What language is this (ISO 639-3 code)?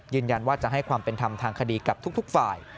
tha